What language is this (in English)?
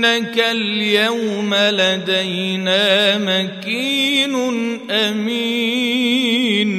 Arabic